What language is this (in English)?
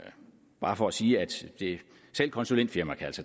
Danish